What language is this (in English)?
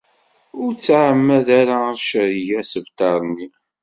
Kabyle